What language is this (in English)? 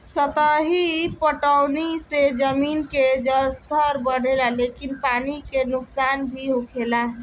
Bhojpuri